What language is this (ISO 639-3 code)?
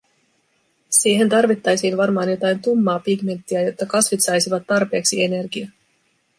fin